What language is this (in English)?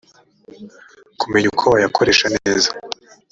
Kinyarwanda